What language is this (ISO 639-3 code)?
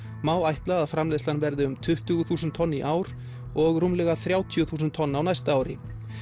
isl